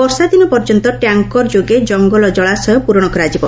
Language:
Odia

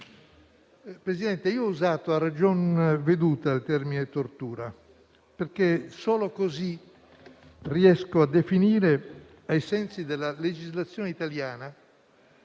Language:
Italian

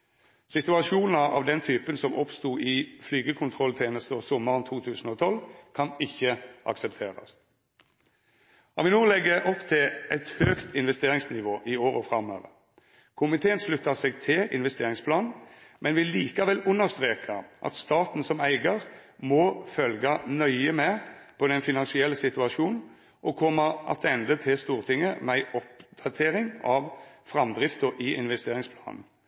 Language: Norwegian Nynorsk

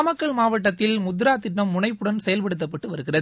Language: Tamil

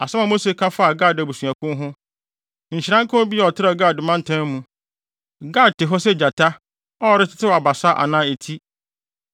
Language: Akan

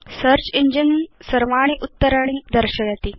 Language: Sanskrit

